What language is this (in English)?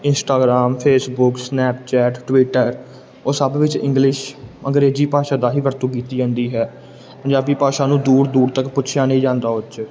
Punjabi